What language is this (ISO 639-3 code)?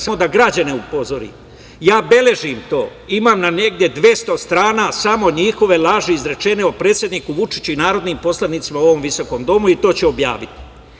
srp